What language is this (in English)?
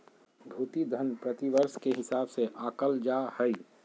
Magahi